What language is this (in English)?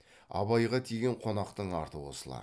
Kazakh